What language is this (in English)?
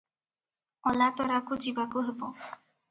Odia